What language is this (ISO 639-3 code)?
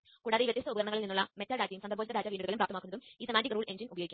mal